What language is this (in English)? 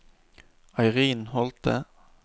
Norwegian